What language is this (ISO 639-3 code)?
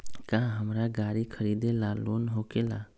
mag